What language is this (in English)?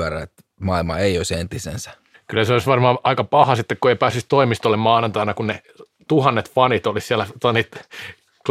Finnish